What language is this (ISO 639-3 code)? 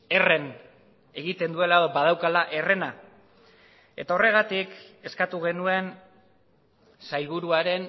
eus